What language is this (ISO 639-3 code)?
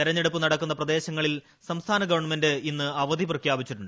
mal